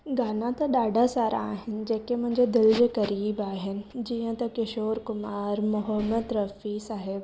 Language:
Sindhi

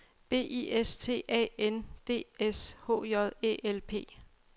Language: Danish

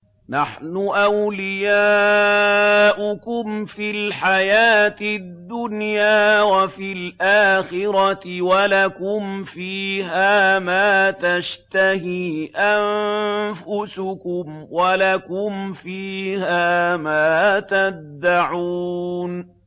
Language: Arabic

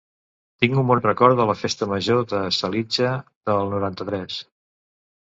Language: Catalan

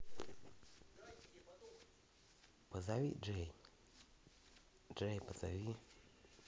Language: Russian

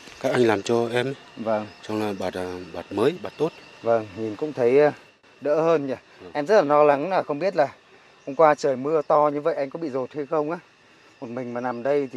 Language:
Vietnamese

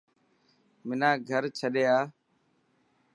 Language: Dhatki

